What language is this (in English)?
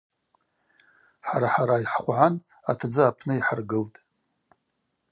Abaza